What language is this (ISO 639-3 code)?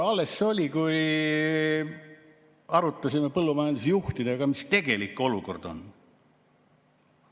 est